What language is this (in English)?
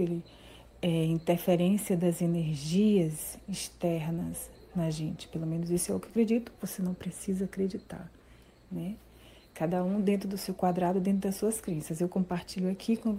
Portuguese